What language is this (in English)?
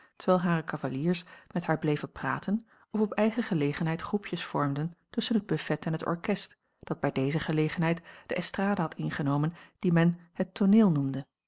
Dutch